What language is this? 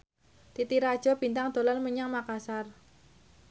Javanese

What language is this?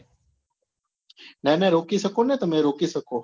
Gujarati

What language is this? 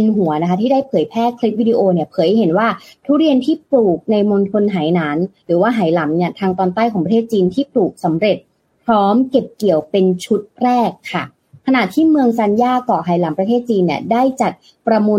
Thai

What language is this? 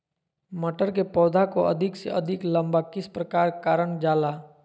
Magahi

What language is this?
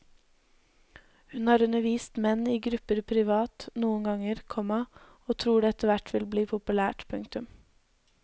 Norwegian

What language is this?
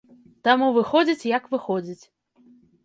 Belarusian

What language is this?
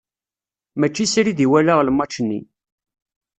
Kabyle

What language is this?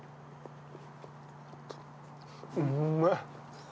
Japanese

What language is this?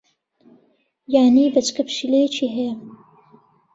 Central Kurdish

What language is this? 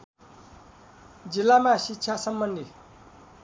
Nepali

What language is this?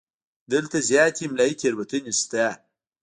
Pashto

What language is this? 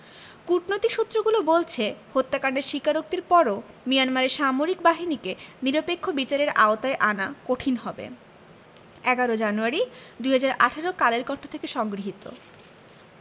Bangla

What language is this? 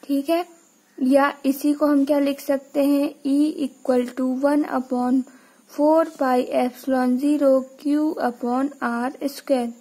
Hindi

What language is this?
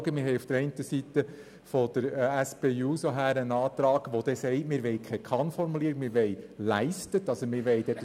Swiss German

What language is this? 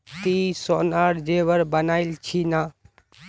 Magahi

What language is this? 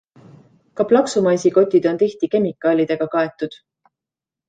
Estonian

